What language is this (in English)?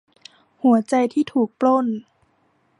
Thai